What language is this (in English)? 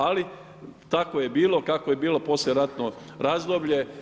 Croatian